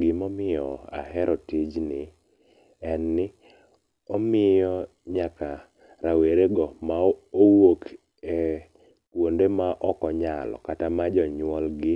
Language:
Luo (Kenya and Tanzania)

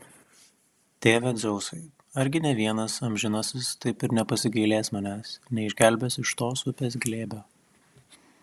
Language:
Lithuanian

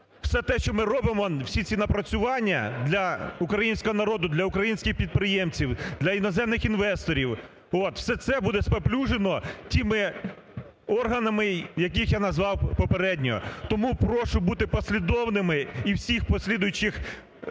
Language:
Ukrainian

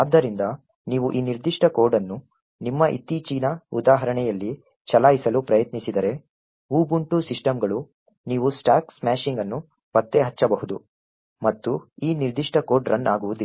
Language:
Kannada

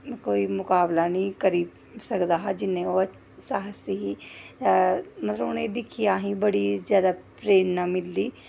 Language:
Dogri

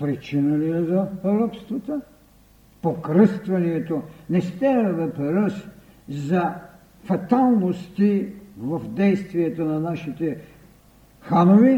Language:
Bulgarian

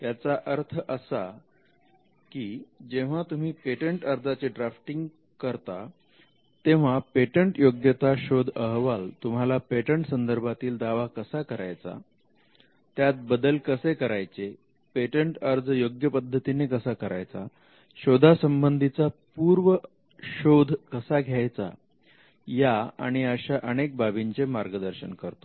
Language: Marathi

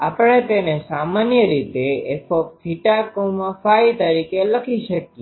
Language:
Gujarati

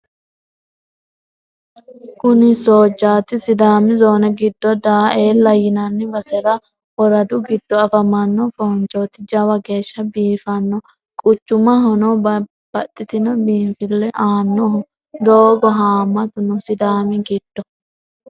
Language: Sidamo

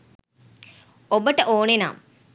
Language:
Sinhala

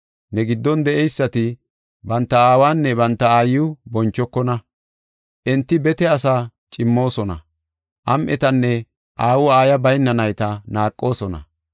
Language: Gofa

